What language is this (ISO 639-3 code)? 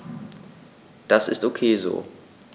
deu